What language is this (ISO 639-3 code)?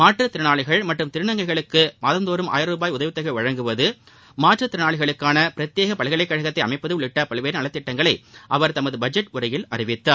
tam